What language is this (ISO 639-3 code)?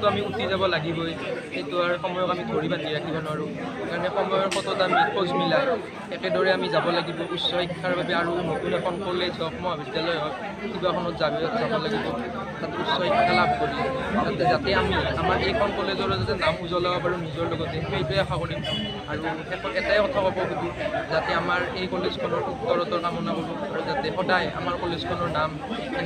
ind